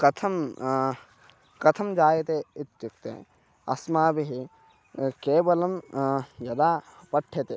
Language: Sanskrit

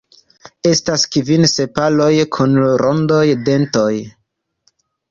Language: Esperanto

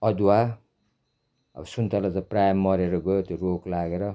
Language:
Nepali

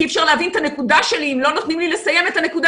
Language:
Hebrew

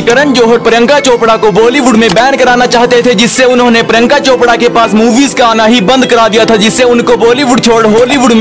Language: Hindi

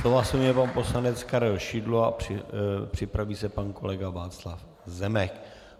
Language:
Czech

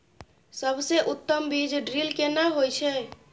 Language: Maithili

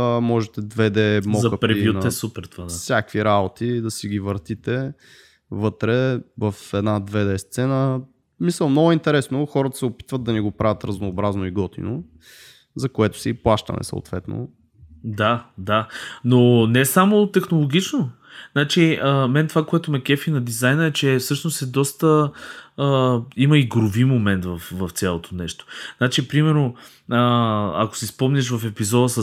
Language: Bulgarian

